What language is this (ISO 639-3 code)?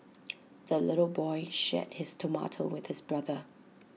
eng